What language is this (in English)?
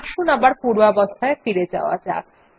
Bangla